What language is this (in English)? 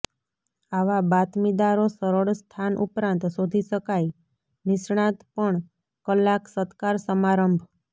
Gujarati